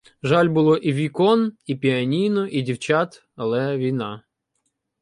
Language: Ukrainian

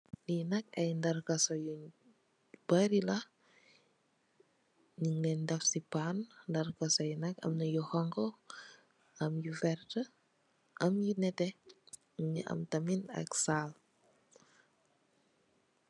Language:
Wolof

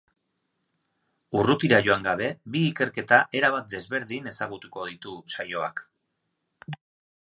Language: Basque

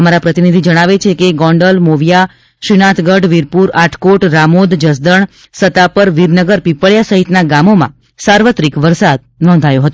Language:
Gujarati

